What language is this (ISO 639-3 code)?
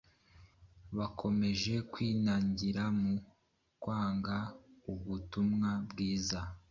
kin